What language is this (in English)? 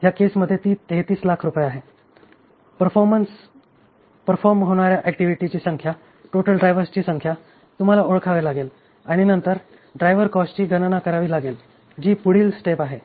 Marathi